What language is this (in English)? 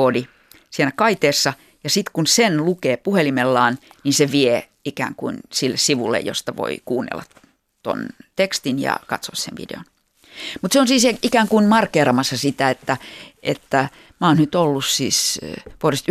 Finnish